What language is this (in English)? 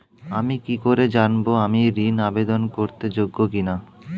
Bangla